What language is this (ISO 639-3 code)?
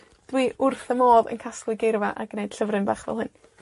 cym